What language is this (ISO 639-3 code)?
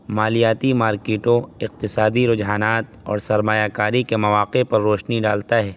urd